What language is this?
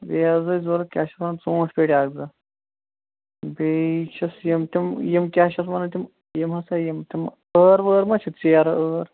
Kashmiri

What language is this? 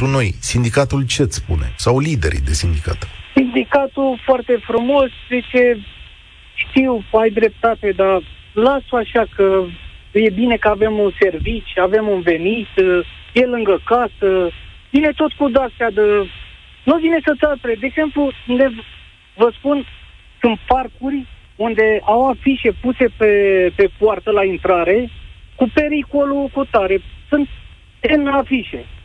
Romanian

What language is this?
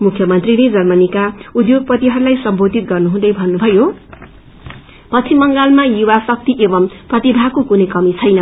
Nepali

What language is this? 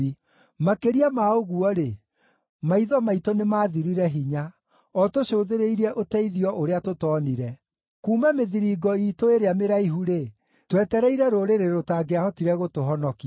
Kikuyu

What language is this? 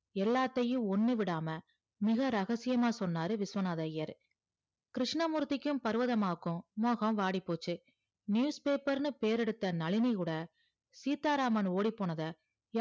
Tamil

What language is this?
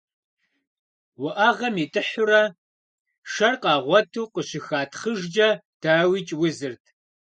Kabardian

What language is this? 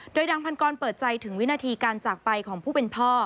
Thai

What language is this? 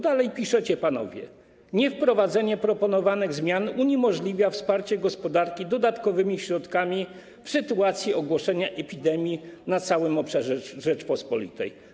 Polish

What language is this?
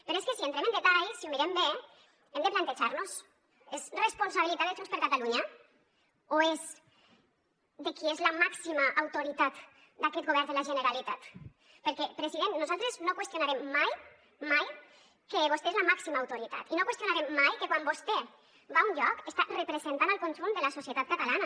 Catalan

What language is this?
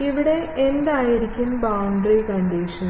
Malayalam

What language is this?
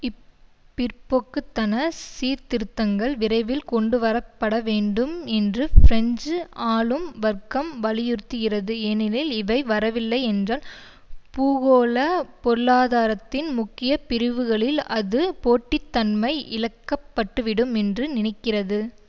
Tamil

